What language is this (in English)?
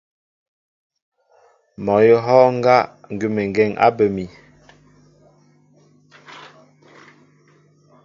Mbo (Cameroon)